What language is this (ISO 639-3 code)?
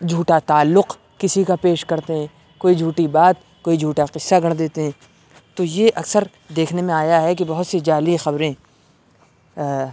urd